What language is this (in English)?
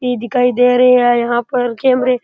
Rajasthani